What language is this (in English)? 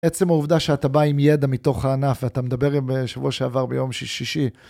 Hebrew